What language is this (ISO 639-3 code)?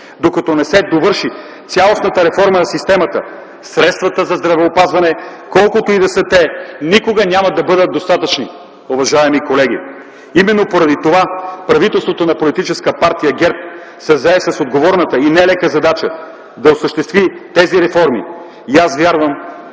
bul